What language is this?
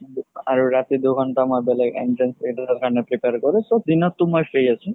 Assamese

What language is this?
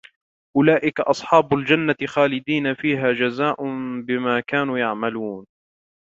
Arabic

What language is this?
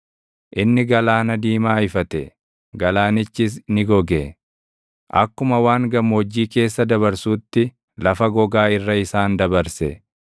Oromo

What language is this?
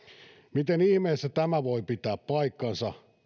Finnish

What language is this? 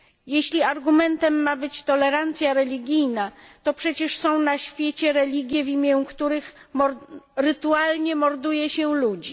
Polish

